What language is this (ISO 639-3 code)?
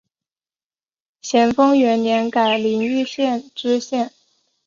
zho